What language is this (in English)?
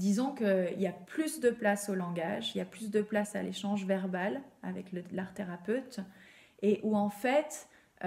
French